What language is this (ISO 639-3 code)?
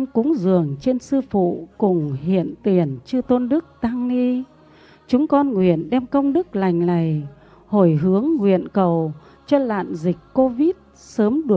vie